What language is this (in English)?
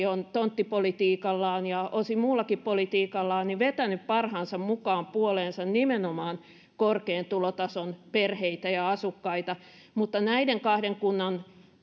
Finnish